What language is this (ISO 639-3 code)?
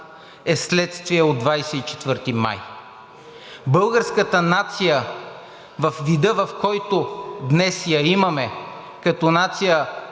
bul